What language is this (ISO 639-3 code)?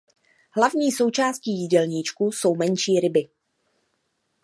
ces